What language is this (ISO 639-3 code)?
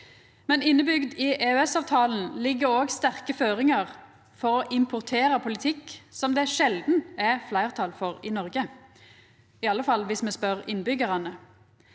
nor